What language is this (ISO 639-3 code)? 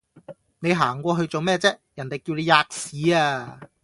yue